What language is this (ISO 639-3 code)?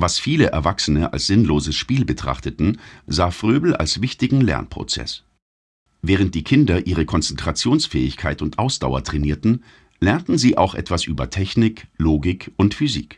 deu